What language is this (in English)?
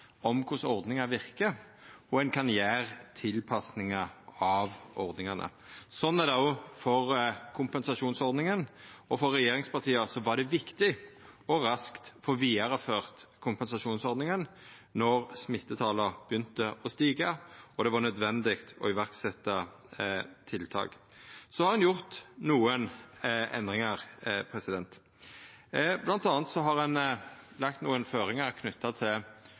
Norwegian Nynorsk